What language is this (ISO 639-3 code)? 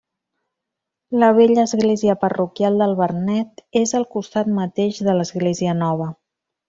cat